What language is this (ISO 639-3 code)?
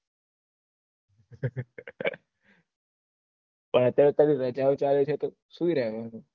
guj